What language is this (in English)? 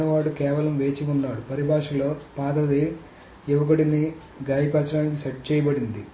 Telugu